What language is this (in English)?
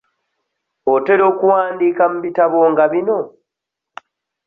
Ganda